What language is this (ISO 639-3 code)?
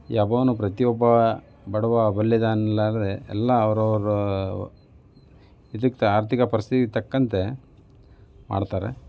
kan